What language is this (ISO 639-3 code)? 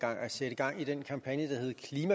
dan